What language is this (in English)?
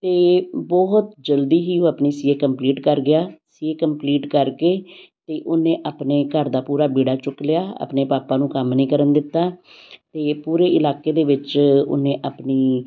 Punjabi